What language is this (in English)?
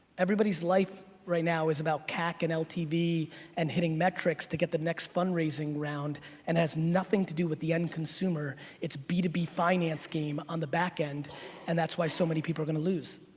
English